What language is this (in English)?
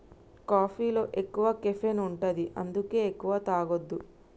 Telugu